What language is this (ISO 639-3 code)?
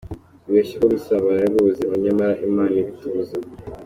kin